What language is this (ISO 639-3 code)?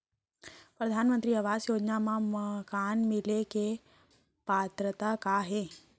hne